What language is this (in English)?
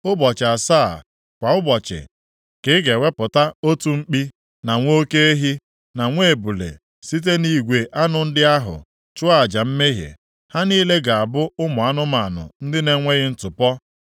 Igbo